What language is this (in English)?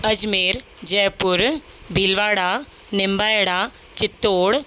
Sindhi